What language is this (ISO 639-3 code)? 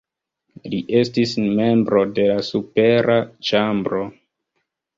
epo